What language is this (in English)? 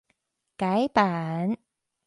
Chinese